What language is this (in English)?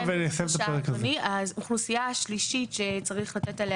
Hebrew